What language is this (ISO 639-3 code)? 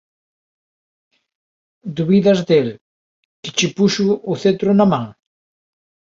glg